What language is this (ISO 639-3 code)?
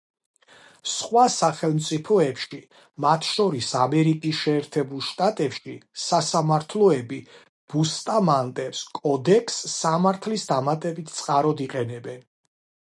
kat